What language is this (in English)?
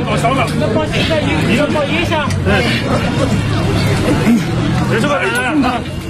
Chinese